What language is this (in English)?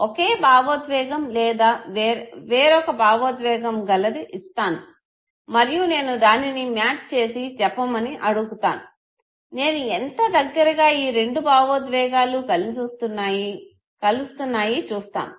Telugu